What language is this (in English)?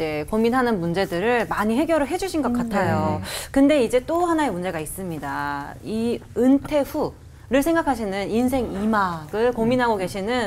Korean